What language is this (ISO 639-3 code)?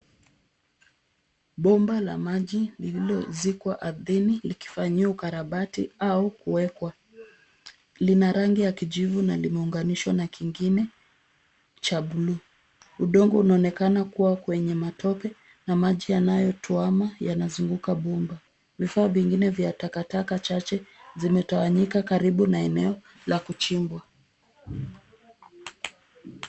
swa